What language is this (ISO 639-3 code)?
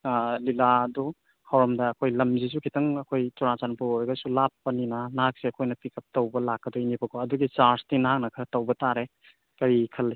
mni